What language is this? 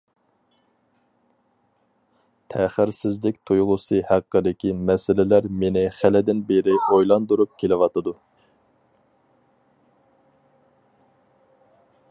Uyghur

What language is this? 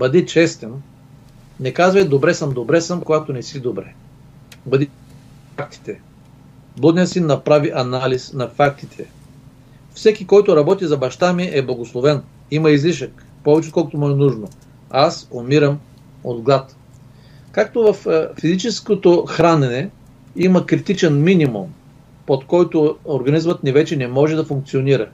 Bulgarian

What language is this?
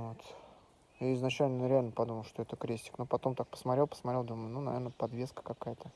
Russian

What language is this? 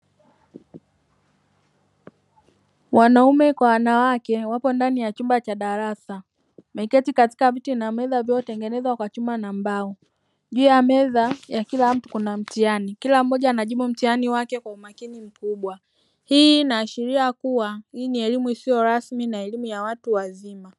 Swahili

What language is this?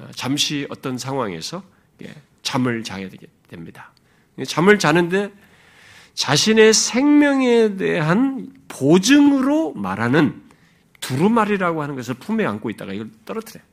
Korean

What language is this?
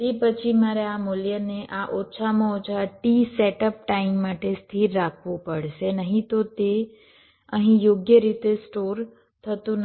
Gujarati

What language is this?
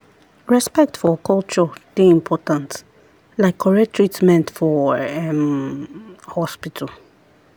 Nigerian Pidgin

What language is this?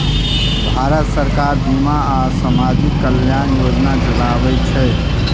Maithili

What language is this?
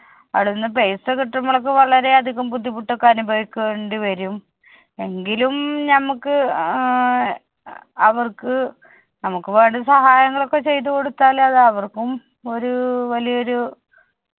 Malayalam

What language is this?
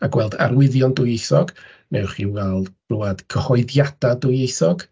Welsh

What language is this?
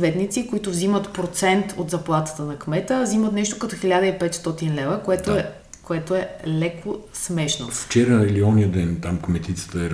Bulgarian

